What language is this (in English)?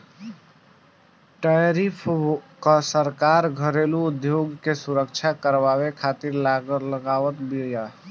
Bhojpuri